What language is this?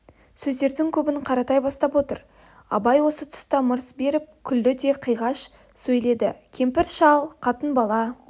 Kazakh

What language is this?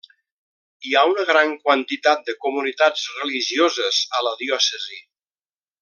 Catalan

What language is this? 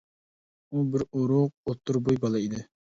Uyghur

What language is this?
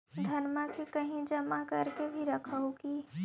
Magahi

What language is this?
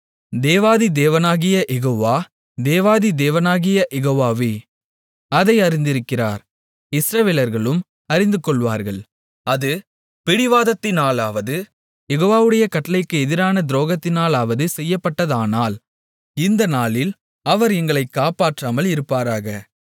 Tamil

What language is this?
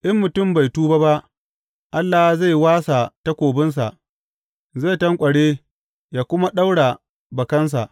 Hausa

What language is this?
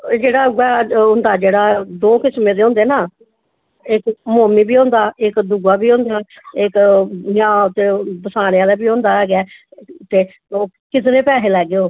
Dogri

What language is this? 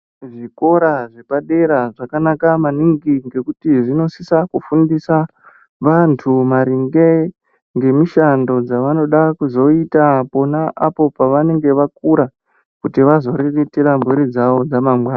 Ndau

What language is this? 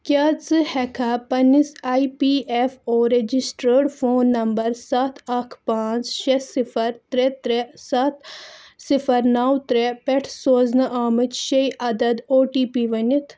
Kashmiri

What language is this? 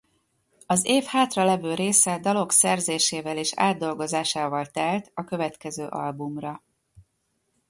Hungarian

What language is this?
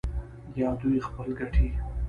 Pashto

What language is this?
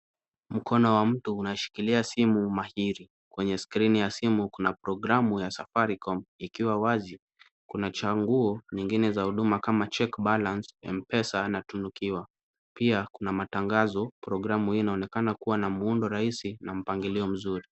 Swahili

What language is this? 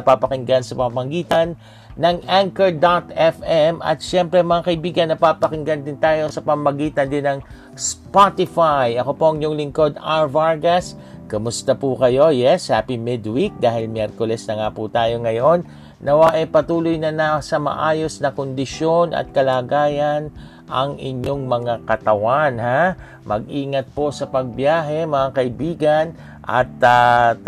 Filipino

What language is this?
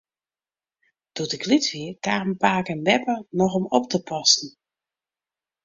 Western Frisian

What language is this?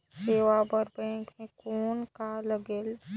Chhattisgarhi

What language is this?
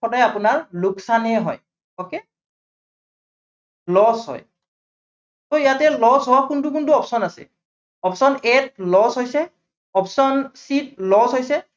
Assamese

